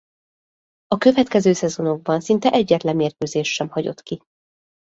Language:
Hungarian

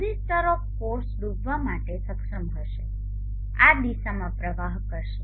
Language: Gujarati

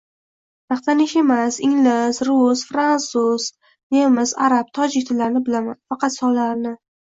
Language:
Uzbek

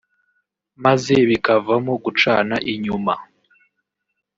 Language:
Kinyarwanda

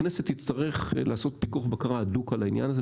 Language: Hebrew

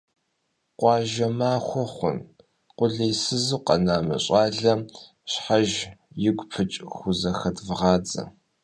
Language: Kabardian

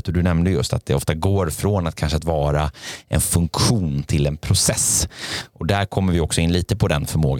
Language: Swedish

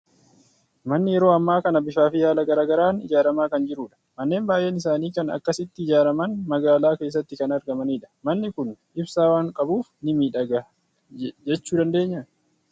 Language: Oromo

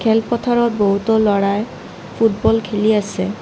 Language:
Assamese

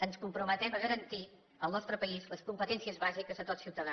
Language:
Catalan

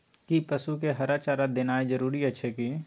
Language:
Maithili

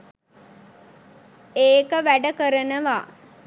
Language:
Sinhala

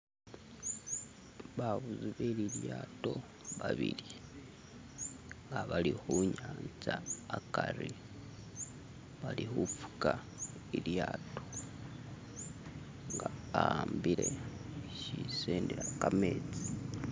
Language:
Masaaba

